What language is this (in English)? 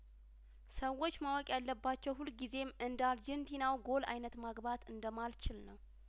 Amharic